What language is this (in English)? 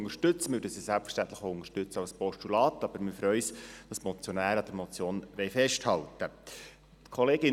Swiss German